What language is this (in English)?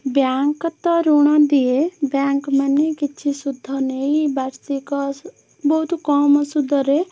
Odia